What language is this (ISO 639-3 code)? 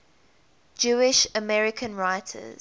eng